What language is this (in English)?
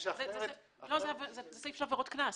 Hebrew